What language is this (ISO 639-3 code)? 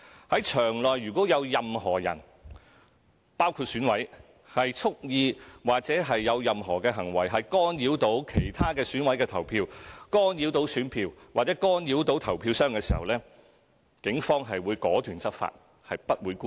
yue